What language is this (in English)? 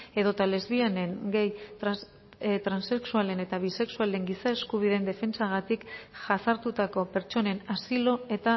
Basque